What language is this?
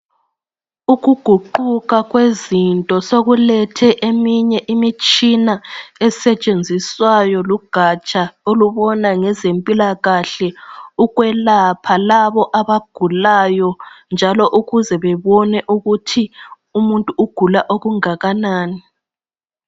North Ndebele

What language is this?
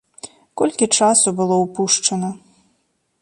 Belarusian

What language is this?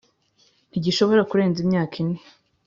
Kinyarwanda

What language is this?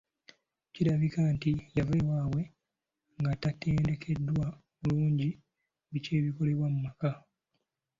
Ganda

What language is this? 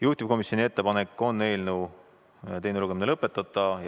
Estonian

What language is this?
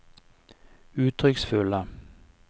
Norwegian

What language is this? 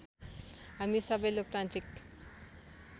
Nepali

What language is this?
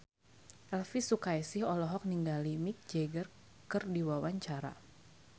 Sundanese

